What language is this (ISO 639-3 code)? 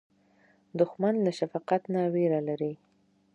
pus